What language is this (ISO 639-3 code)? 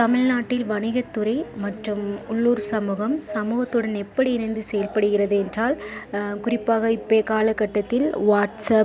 tam